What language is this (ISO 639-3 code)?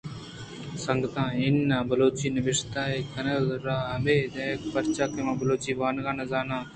bgp